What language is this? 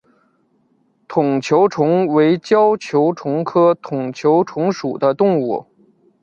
Chinese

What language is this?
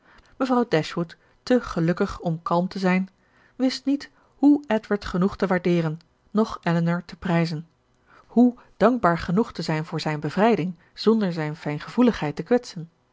Dutch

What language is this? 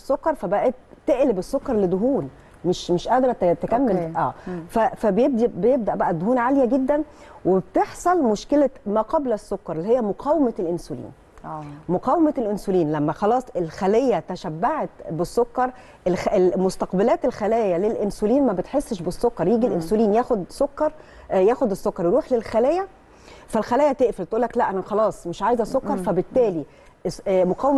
Arabic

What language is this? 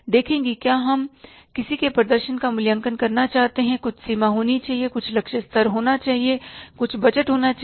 Hindi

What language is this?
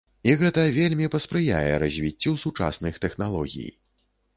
Belarusian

